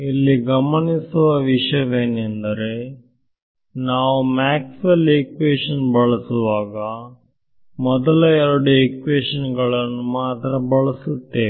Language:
Kannada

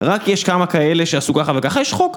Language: Hebrew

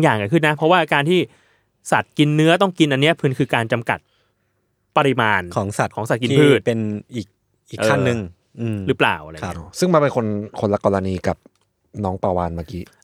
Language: Thai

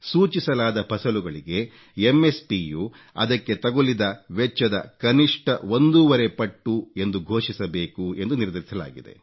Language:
Kannada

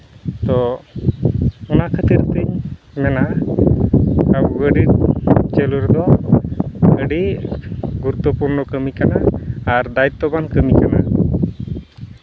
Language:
Santali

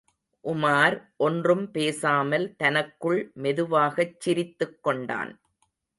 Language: Tamil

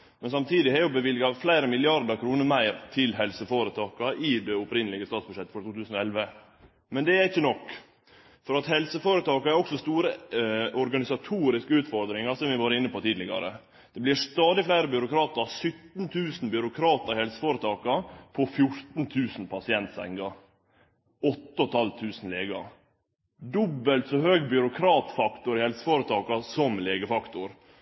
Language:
Norwegian Nynorsk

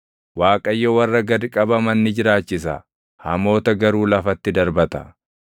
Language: Oromo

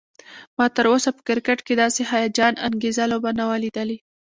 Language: Pashto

